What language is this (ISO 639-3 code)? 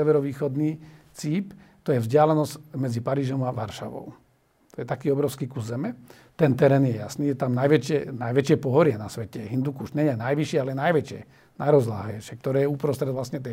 slk